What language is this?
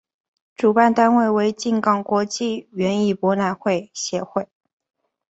Chinese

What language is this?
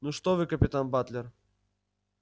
Russian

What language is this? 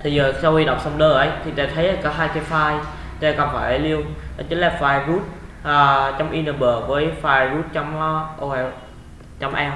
Vietnamese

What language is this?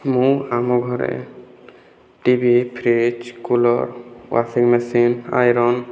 Odia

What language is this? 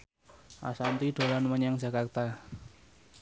Javanese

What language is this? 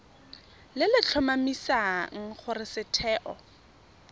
Tswana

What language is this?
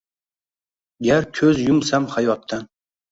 Uzbek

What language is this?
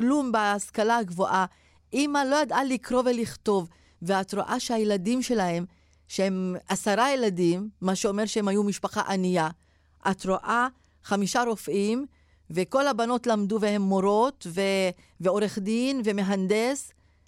Hebrew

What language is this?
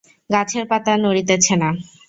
Bangla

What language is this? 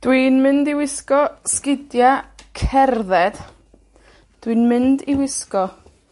Welsh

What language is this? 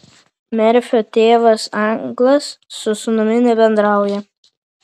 Lithuanian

